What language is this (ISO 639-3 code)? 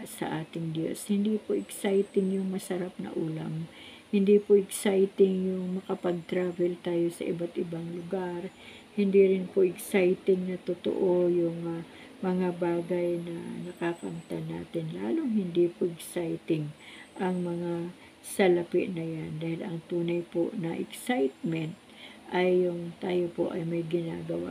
fil